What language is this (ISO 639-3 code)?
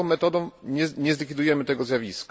pol